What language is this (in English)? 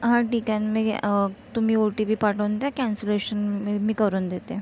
Marathi